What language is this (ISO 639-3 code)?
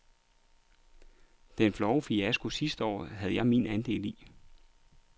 dan